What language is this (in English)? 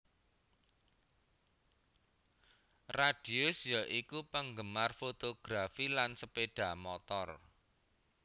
Javanese